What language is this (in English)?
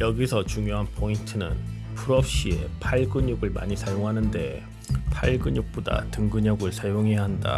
Korean